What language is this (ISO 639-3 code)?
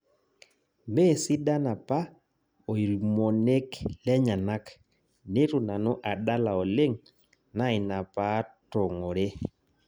mas